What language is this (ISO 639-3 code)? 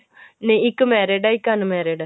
pan